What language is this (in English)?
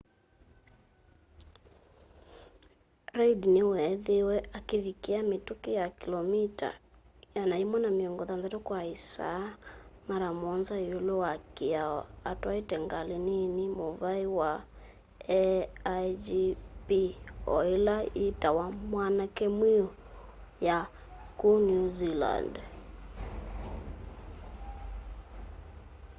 Kamba